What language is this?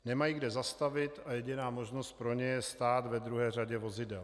Czech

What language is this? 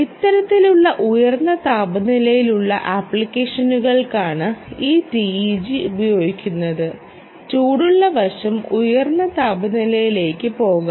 Malayalam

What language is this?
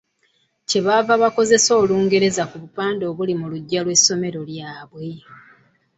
Ganda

